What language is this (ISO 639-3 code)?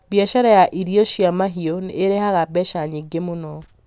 kik